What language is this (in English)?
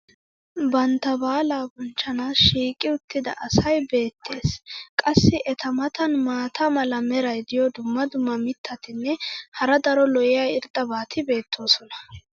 Wolaytta